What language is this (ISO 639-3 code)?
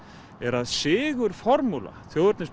isl